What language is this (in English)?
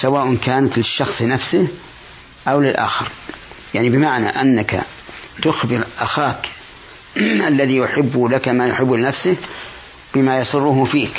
Arabic